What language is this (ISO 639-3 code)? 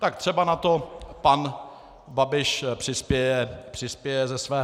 ces